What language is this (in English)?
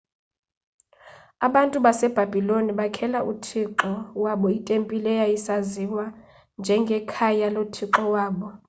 Xhosa